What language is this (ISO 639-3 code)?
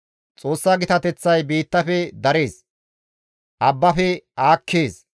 gmv